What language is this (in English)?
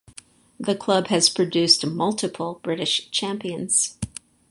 English